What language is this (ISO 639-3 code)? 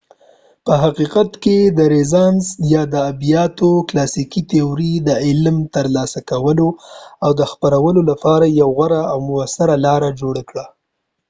pus